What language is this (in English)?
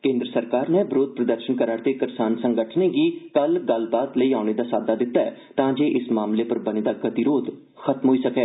Dogri